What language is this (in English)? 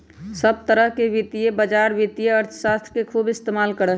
Magahi